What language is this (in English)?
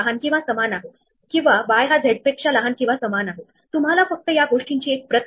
Marathi